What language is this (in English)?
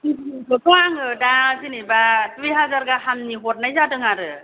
Bodo